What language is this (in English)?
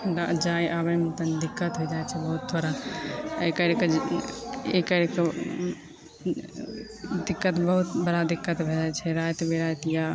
Maithili